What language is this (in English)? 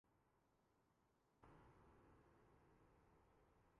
Urdu